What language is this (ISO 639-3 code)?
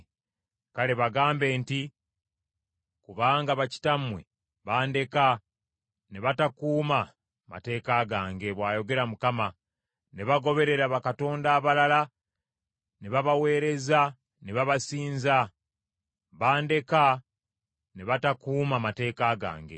lug